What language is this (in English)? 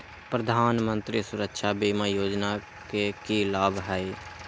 Magahi